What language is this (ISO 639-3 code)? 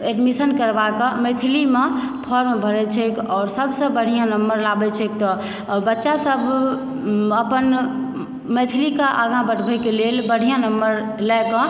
mai